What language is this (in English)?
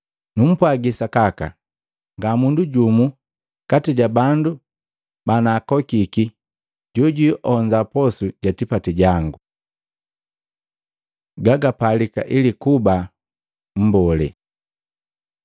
Matengo